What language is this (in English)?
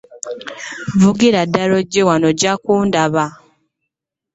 Ganda